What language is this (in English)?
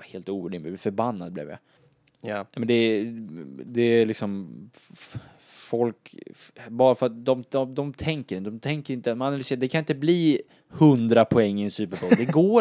Swedish